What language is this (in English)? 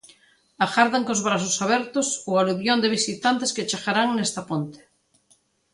Galician